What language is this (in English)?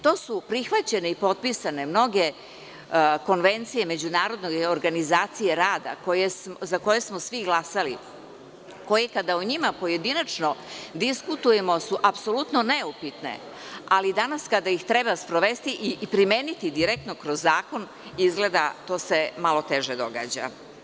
Serbian